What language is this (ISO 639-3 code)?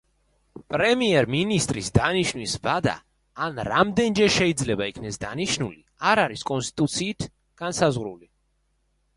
kat